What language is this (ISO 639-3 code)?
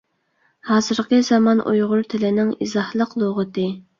uig